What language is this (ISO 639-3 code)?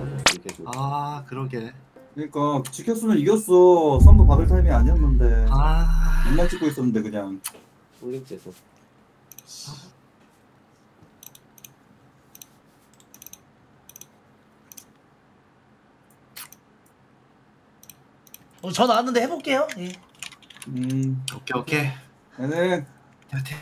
kor